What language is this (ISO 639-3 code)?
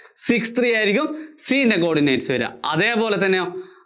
mal